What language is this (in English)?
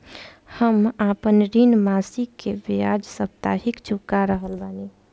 Bhojpuri